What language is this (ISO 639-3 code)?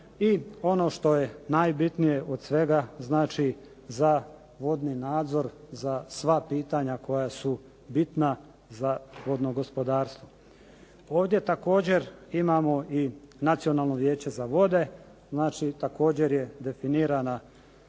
hrv